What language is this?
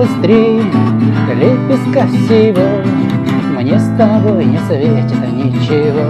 Russian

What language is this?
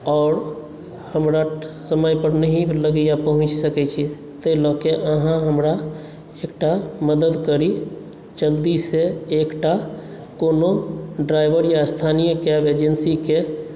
Maithili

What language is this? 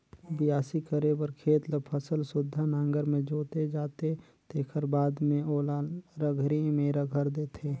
Chhattisgarhi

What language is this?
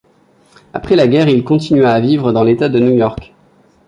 French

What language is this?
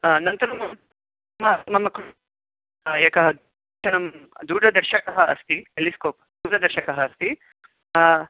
Sanskrit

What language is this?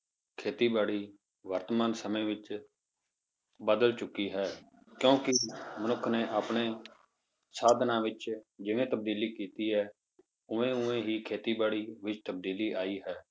Punjabi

